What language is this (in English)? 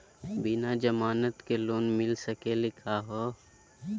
Magahi